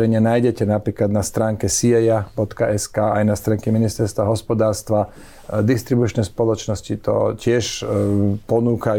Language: Slovak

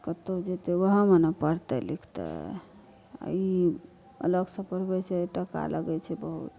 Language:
Maithili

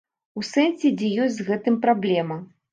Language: Belarusian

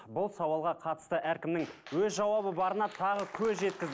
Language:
Kazakh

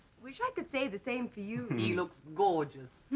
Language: English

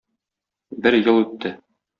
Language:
Tatar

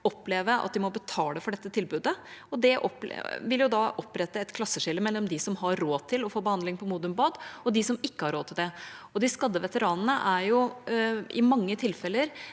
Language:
Norwegian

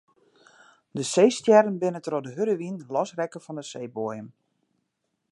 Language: Western Frisian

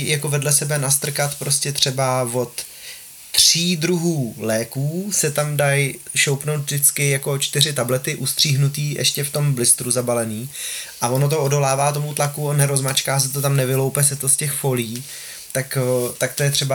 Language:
Czech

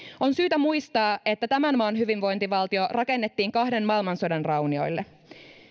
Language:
Finnish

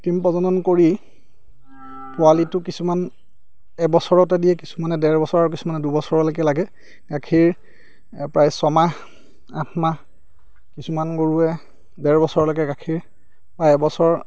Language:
Assamese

